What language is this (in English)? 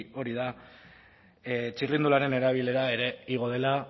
Basque